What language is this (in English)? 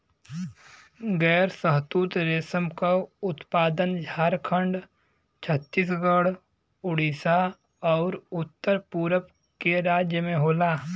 Bhojpuri